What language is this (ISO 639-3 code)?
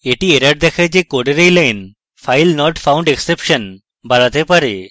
ben